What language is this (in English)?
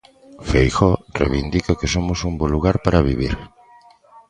Galician